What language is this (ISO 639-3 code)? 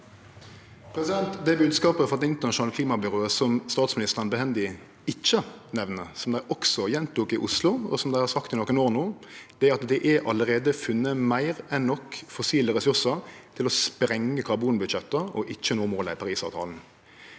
nor